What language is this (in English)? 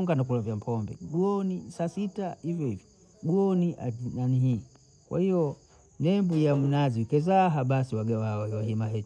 Bondei